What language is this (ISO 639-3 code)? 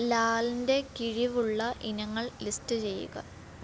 mal